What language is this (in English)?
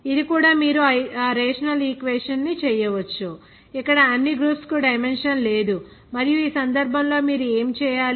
Telugu